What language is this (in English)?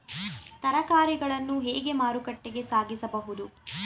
Kannada